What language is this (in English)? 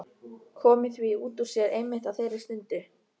Icelandic